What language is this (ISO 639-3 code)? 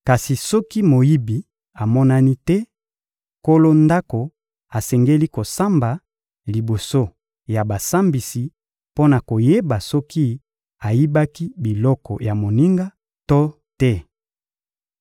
lin